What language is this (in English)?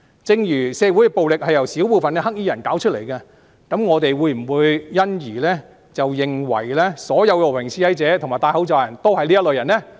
Cantonese